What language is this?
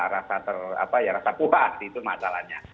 Indonesian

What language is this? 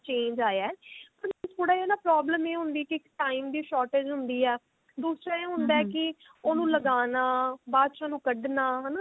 Punjabi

